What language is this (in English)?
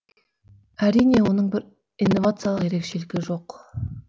Kazakh